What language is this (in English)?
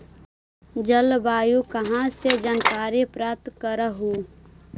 Magahi